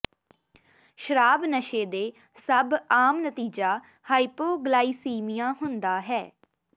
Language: Punjabi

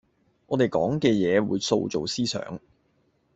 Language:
Cantonese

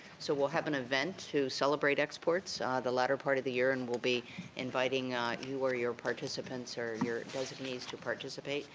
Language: English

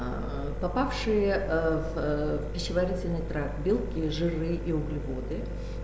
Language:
Russian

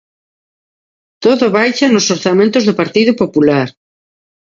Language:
Galician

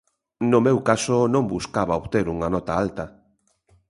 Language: Galician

